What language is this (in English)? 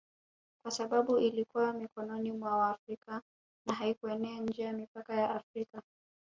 Swahili